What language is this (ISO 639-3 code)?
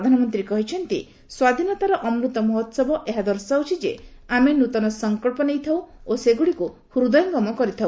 ori